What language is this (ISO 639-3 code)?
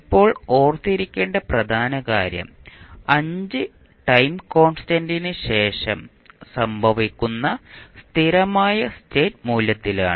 mal